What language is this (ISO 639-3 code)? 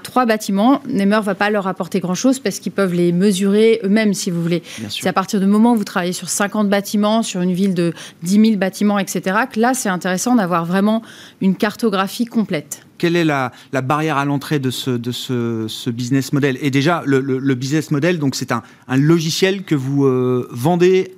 fra